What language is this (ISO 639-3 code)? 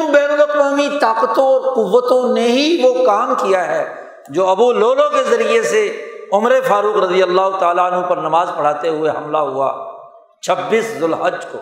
urd